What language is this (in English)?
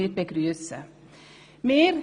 Swiss German